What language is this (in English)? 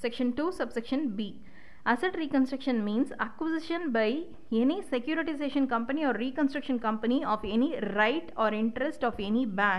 Tamil